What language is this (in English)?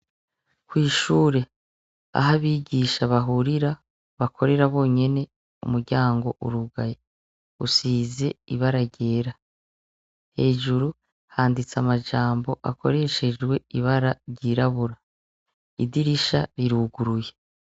Rundi